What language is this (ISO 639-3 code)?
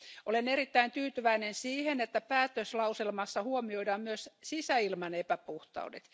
fin